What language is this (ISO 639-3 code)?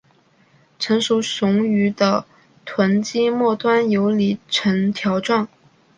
zho